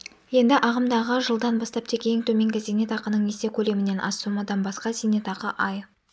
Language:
Kazakh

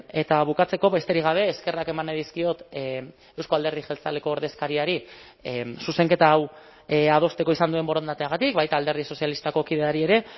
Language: Basque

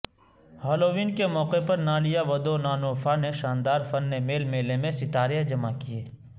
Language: Urdu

